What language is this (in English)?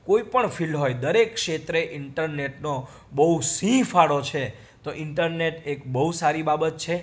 Gujarati